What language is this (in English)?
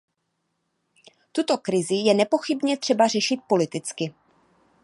Czech